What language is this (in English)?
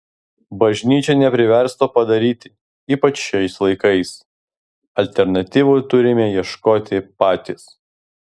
Lithuanian